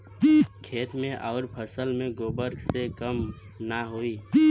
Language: Bhojpuri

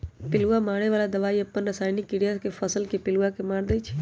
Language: Magahi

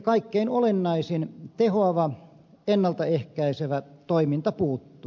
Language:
Finnish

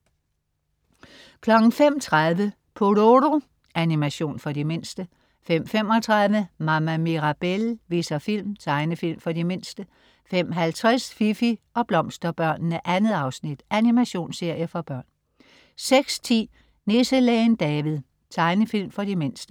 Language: Danish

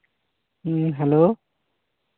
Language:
Santali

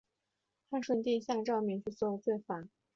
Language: Chinese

